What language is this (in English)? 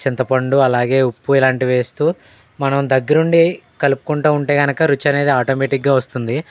Telugu